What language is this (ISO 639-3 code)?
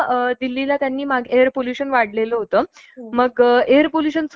mar